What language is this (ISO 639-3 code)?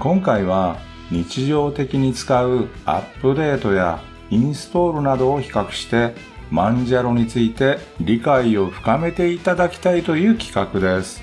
jpn